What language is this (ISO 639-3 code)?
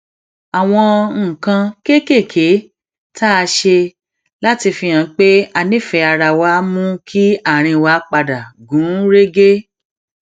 yor